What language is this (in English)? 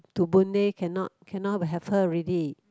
English